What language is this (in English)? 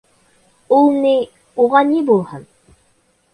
Bashkir